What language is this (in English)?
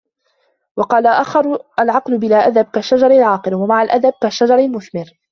Arabic